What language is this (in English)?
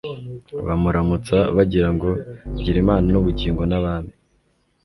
Kinyarwanda